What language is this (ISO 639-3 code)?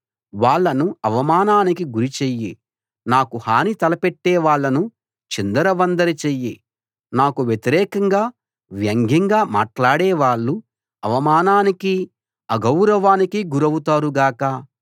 tel